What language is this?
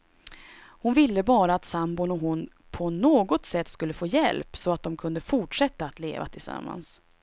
Swedish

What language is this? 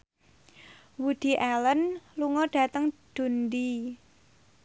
Javanese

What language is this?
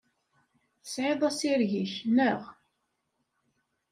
Kabyle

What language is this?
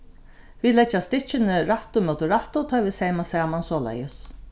Faroese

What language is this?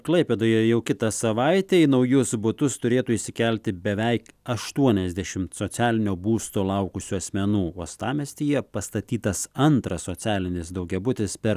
Lithuanian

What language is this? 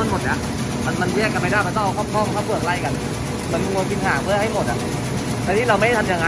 Thai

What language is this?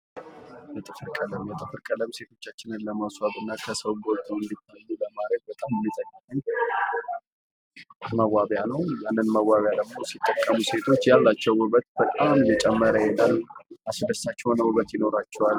Amharic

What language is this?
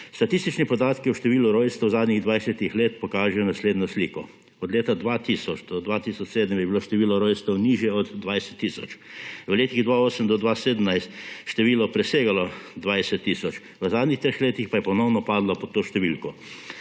Slovenian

